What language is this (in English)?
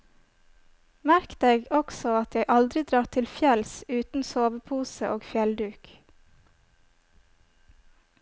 Norwegian